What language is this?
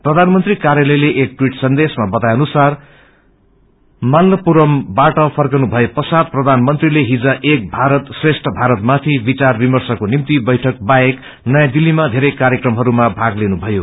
Nepali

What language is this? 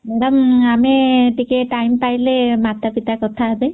Odia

